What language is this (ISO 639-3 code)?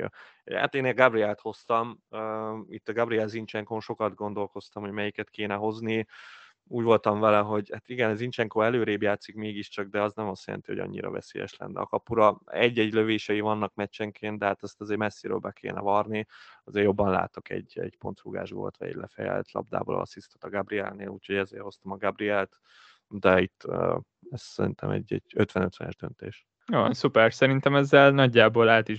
hun